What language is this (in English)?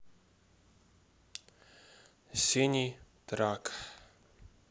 Russian